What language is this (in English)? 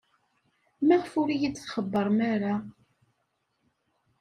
Kabyle